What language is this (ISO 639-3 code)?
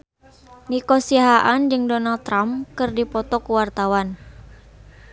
sun